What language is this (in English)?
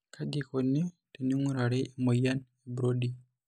Masai